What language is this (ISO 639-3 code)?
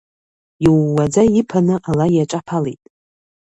abk